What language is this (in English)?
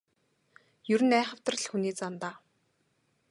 Mongolian